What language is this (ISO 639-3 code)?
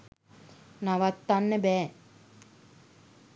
sin